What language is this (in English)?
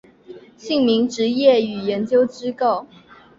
Chinese